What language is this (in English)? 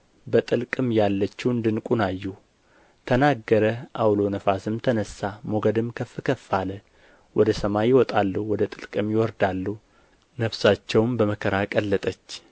Amharic